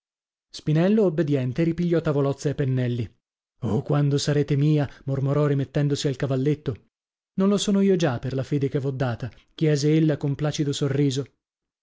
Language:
Italian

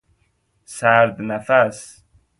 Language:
Persian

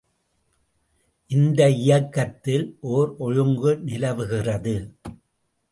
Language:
Tamil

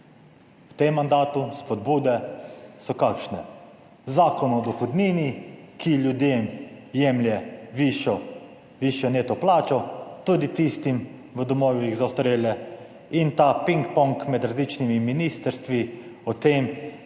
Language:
Slovenian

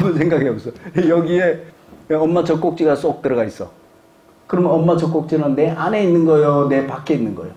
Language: Korean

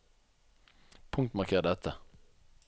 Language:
Norwegian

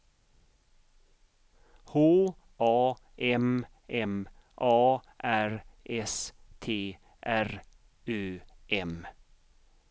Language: Swedish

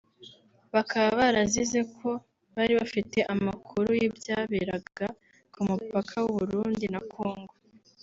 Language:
Kinyarwanda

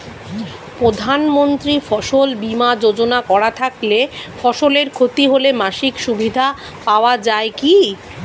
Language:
Bangla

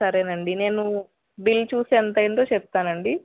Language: Telugu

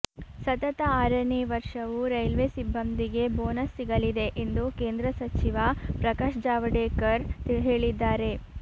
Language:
Kannada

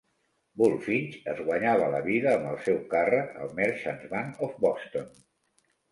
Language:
Catalan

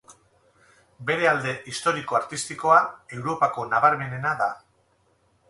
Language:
Basque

